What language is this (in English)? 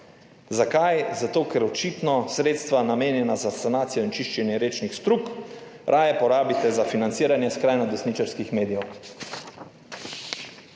Slovenian